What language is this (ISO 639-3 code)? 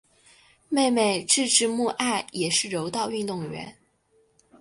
zho